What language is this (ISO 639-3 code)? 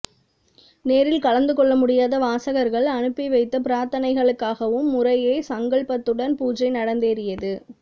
tam